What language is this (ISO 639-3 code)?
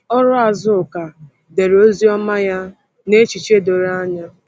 ibo